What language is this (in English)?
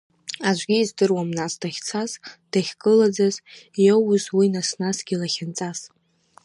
Abkhazian